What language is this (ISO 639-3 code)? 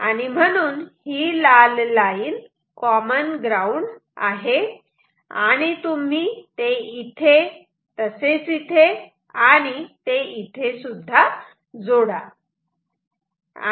mar